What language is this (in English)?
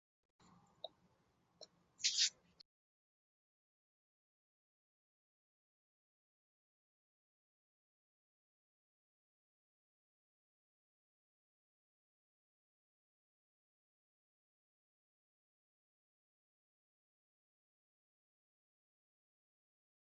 Chinese